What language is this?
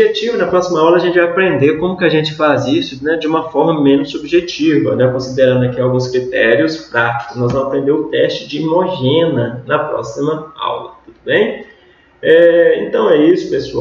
Portuguese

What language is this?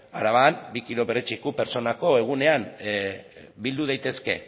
Basque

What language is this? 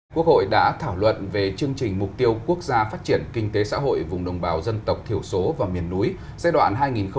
Vietnamese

